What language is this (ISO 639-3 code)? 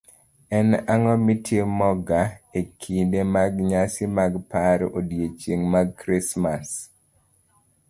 luo